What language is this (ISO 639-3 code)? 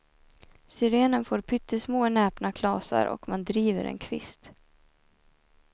swe